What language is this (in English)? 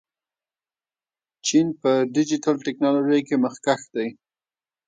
Pashto